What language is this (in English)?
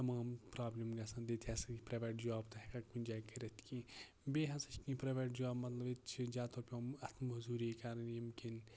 Kashmiri